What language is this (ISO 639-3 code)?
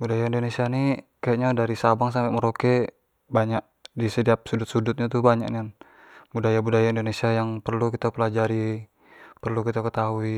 jax